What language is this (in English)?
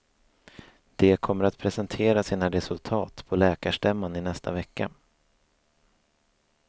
Swedish